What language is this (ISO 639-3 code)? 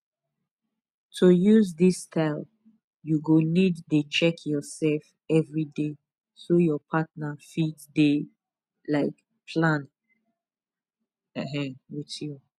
pcm